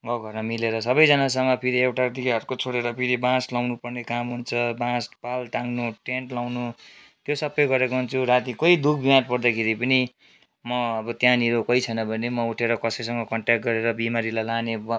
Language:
Nepali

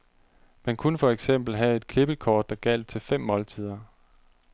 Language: Danish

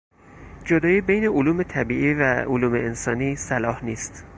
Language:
Persian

